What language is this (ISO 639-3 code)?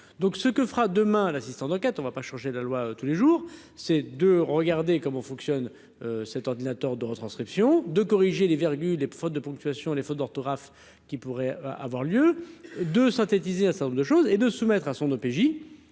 fra